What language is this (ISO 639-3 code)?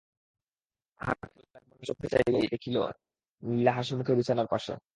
ben